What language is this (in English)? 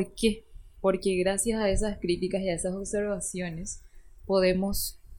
Spanish